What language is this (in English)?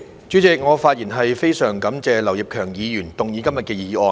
Cantonese